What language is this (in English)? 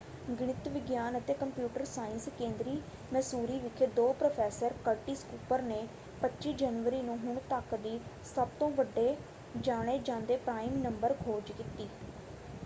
Punjabi